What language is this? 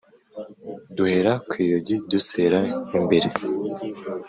Kinyarwanda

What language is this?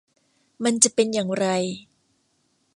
Thai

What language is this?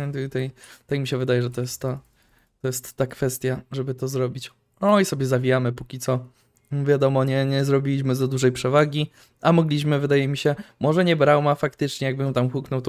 Polish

